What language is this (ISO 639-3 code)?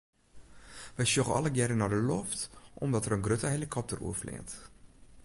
fry